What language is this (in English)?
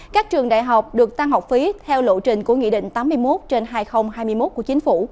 Vietnamese